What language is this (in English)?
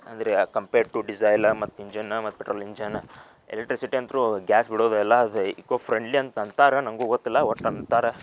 Kannada